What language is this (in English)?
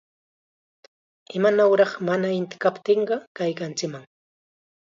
Chiquián Ancash Quechua